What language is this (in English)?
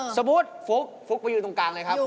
Thai